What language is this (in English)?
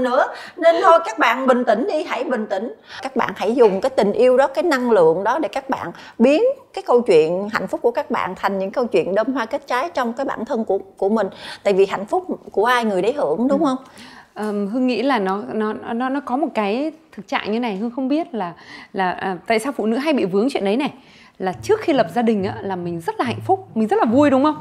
Vietnamese